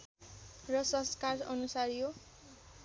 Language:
Nepali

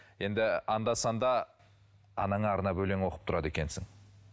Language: Kazakh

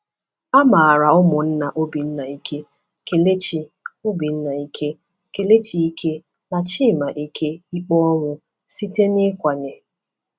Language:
Igbo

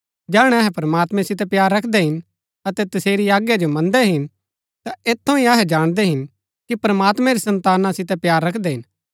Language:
Gaddi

